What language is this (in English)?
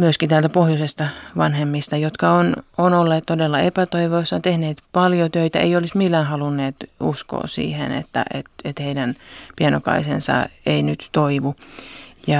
Finnish